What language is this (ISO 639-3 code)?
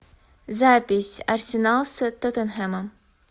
rus